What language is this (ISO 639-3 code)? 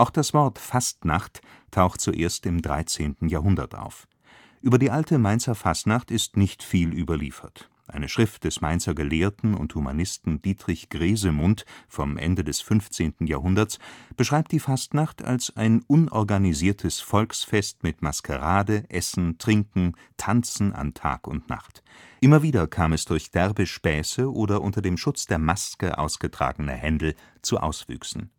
deu